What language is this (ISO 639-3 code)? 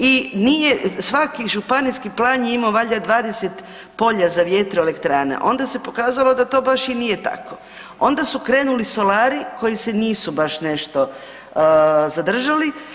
hrv